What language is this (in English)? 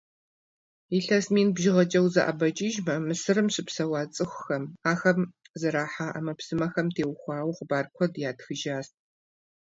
Kabardian